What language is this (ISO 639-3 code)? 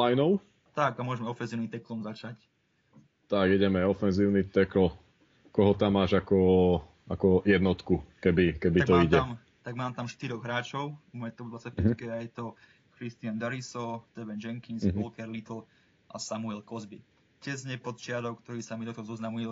slk